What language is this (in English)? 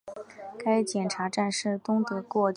Chinese